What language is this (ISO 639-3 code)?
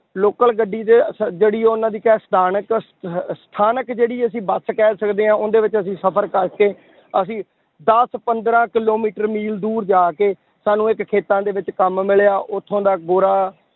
pan